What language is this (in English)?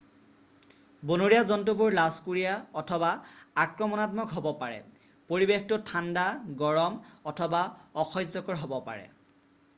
Assamese